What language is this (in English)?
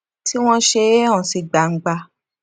Yoruba